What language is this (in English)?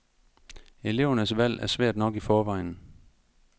Danish